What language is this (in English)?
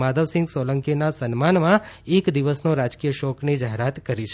Gujarati